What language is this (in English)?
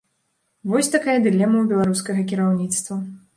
Belarusian